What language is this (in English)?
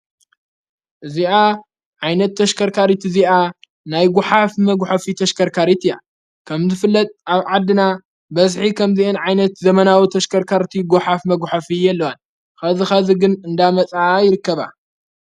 Tigrinya